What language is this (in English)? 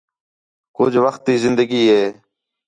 Khetrani